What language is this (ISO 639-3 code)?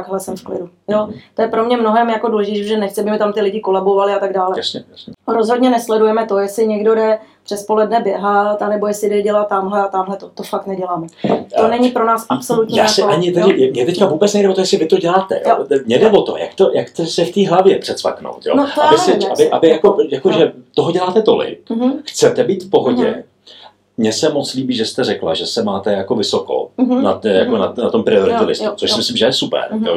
ces